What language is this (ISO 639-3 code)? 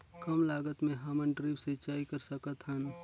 hne